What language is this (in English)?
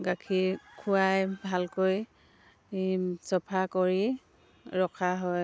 Assamese